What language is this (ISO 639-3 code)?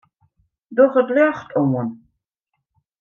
fry